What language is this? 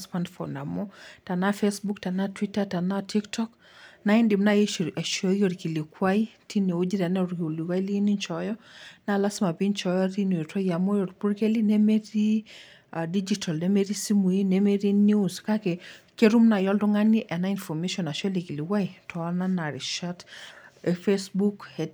Masai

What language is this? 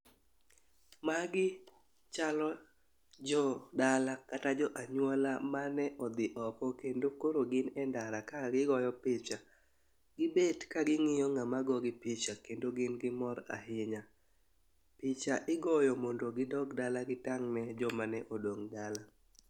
Luo (Kenya and Tanzania)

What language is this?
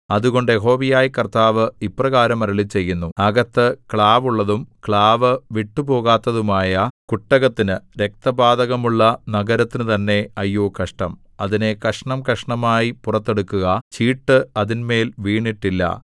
Malayalam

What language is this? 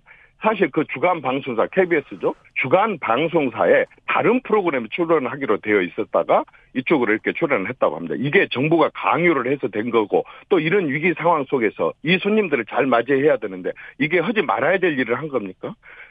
Korean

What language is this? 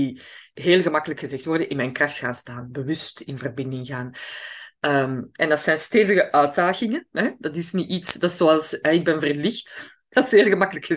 Dutch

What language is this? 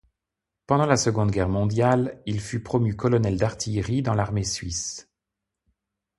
French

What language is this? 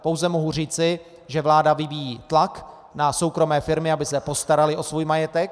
Czech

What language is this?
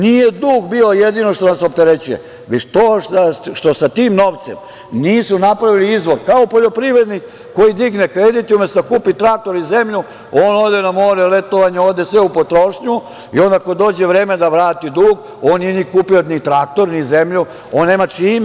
Serbian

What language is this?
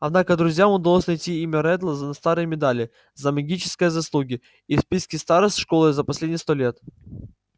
Russian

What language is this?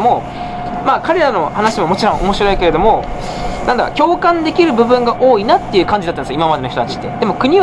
Japanese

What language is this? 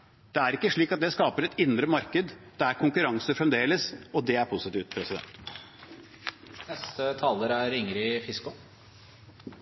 Norwegian Bokmål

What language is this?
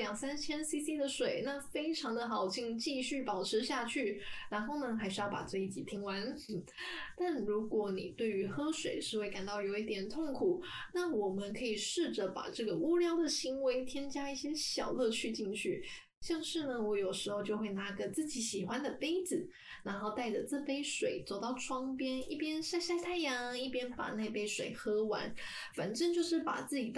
Chinese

